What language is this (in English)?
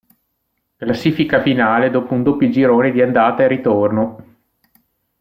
Italian